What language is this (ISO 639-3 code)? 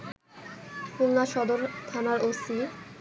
ben